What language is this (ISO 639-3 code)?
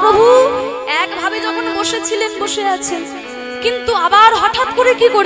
hin